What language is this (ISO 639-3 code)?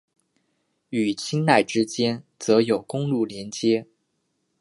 zho